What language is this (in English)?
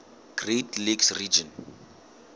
Southern Sotho